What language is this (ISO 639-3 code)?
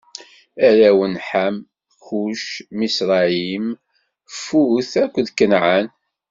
kab